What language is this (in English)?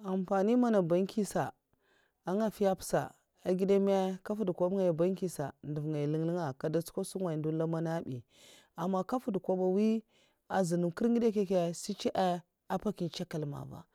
Mafa